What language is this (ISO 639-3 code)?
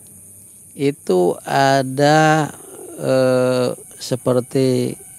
ind